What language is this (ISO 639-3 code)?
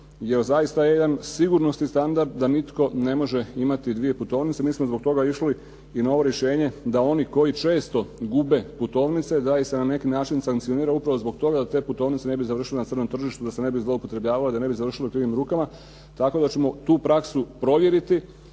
hrv